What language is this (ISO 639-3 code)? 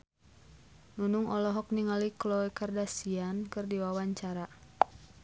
sun